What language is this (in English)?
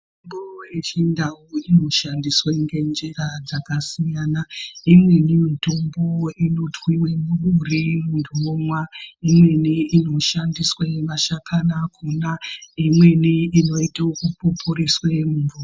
Ndau